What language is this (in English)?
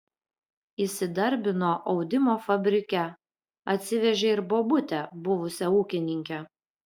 Lithuanian